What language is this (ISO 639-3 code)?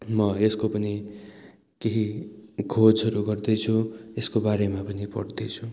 nep